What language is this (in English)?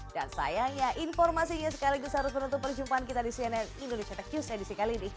Indonesian